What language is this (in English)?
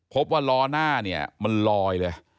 Thai